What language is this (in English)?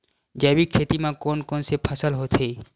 Chhattisgarhi